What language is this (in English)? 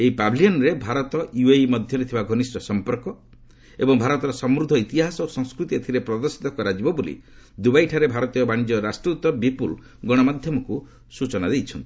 Odia